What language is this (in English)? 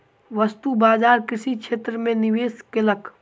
Maithili